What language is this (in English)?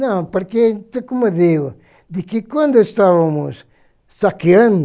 Portuguese